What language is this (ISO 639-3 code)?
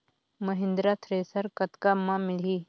hne